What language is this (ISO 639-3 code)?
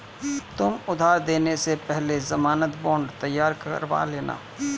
hin